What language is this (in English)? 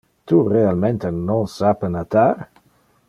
Interlingua